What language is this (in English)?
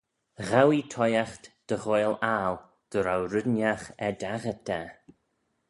Manx